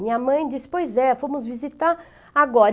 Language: Portuguese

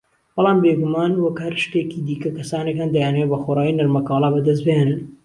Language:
Central Kurdish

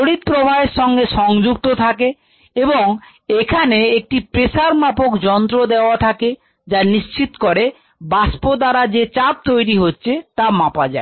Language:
Bangla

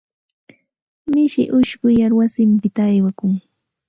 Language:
Santa Ana de Tusi Pasco Quechua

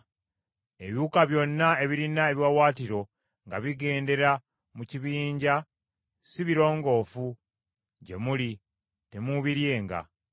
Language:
Ganda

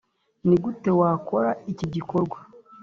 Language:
Kinyarwanda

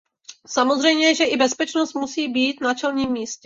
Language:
Czech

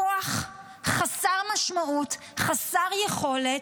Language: Hebrew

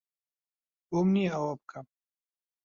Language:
Central Kurdish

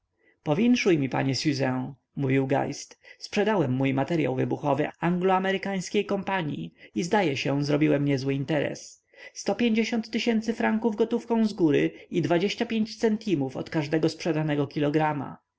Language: Polish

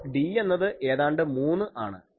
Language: Malayalam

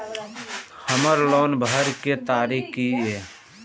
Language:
Maithili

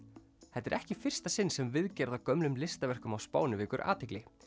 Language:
Icelandic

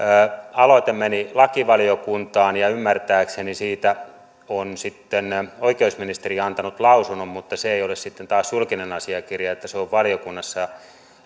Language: Finnish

